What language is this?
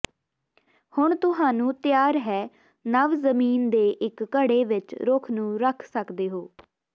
Punjabi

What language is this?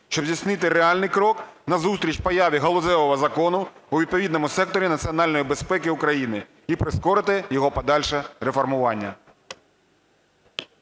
Ukrainian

